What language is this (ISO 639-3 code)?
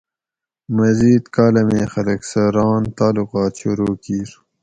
gwc